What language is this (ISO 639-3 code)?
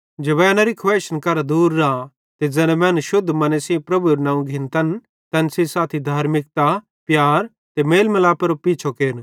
bhd